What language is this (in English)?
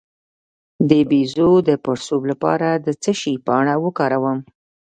Pashto